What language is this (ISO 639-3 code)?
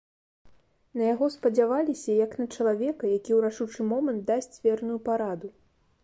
bel